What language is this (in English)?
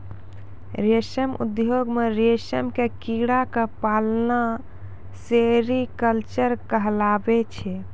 Maithili